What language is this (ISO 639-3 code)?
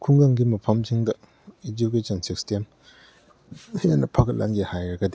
mni